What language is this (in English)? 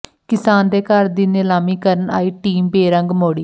Punjabi